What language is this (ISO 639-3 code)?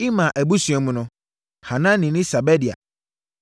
aka